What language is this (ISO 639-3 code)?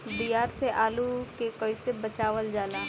bho